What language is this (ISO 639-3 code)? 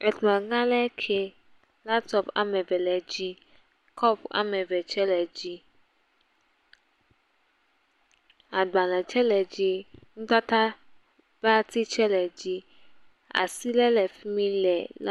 ewe